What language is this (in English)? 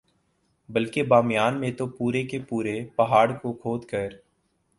Urdu